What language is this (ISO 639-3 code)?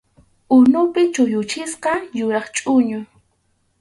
qxu